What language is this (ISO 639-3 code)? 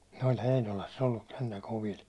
fin